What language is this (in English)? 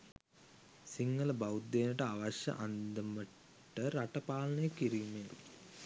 Sinhala